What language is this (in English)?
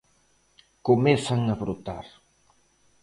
Galician